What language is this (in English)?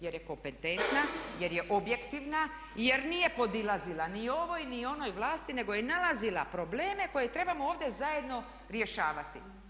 Croatian